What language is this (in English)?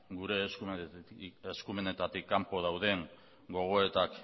Basque